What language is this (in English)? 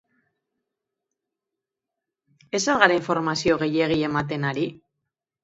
Basque